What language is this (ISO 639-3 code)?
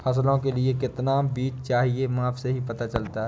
hin